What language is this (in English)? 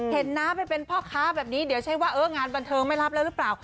Thai